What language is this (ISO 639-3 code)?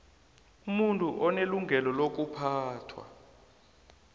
nbl